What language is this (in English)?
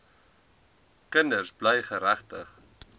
Afrikaans